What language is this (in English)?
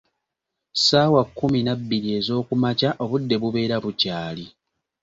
Ganda